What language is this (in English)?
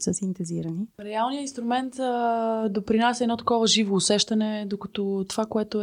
Bulgarian